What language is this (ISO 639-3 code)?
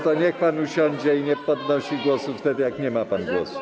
pol